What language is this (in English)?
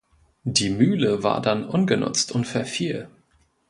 German